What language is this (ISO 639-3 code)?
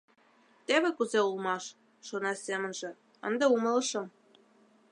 chm